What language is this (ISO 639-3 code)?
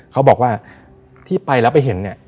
tha